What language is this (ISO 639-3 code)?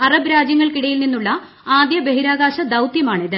mal